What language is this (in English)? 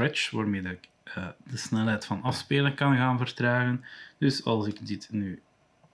Dutch